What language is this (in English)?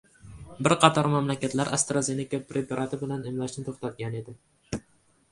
Uzbek